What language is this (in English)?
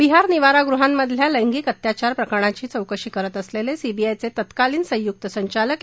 Marathi